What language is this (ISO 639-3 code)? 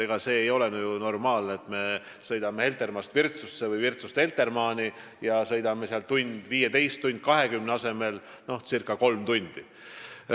est